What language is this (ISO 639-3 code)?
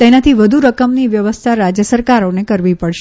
guj